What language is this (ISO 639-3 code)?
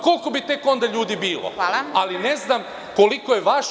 srp